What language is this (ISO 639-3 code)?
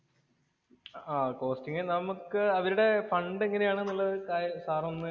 mal